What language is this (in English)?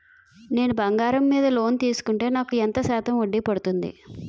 Telugu